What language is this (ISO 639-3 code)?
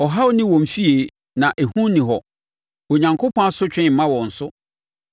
aka